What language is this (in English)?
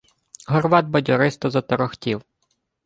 Ukrainian